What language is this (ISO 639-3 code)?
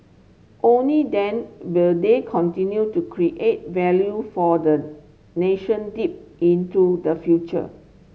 eng